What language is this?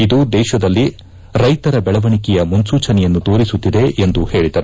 Kannada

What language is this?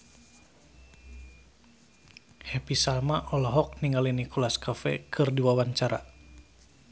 Sundanese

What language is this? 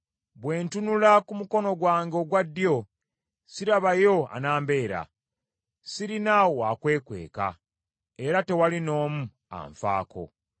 Ganda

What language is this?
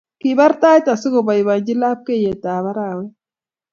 Kalenjin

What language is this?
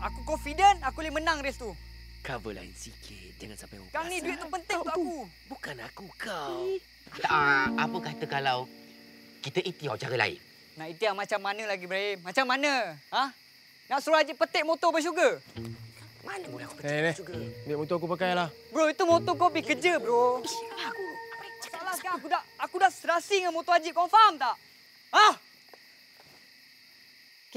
Malay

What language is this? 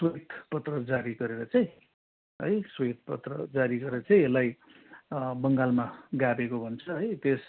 Nepali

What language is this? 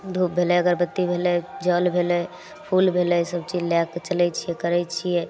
Maithili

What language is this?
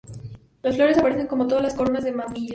Spanish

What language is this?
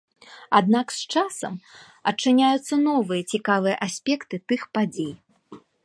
Belarusian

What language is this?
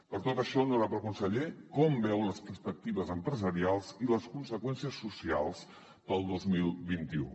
Catalan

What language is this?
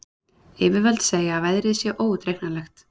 Icelandic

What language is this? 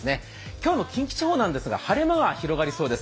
Japanese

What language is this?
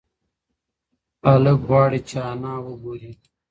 Pashto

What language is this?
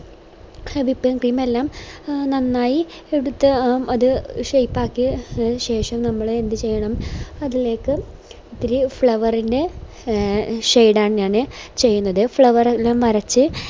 Malayalam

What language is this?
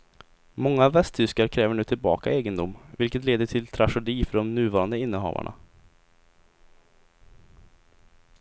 Swedish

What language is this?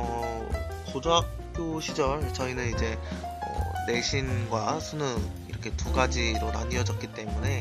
Korean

